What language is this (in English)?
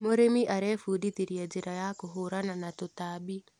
Kikuyu